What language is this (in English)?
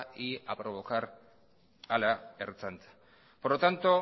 Spanish